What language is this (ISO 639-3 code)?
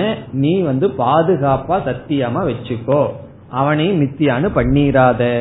tam